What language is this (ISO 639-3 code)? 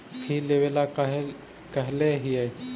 mag